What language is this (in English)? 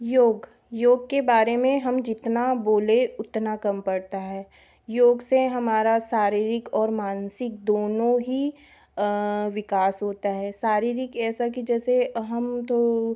Hindi